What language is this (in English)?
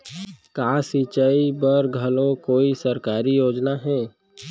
Chhattisgarhi